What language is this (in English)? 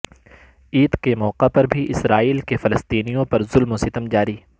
Urdu